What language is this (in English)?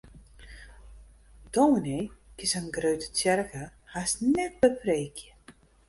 Western Frisian